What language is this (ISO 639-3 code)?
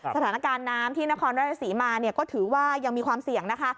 tha